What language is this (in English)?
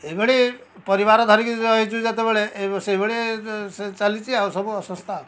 Odia